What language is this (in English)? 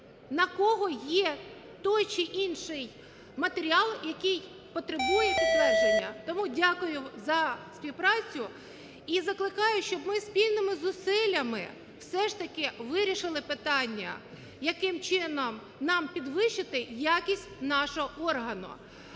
Ukrainian